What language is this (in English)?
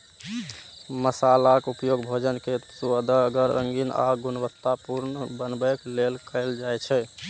Maithili